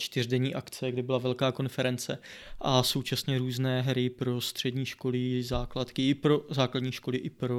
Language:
Czech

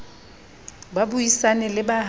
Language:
Southern Sotho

